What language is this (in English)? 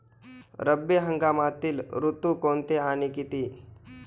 Marathi